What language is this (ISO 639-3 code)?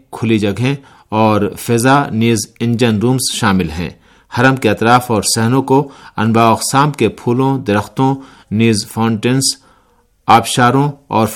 urd